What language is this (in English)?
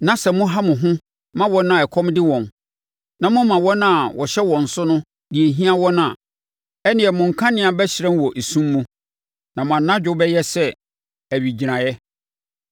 Akan